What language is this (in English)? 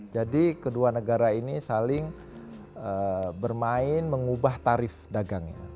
Indonesian